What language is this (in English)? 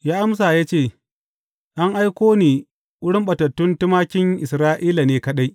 Hausa